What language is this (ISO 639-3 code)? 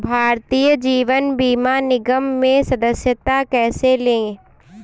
hin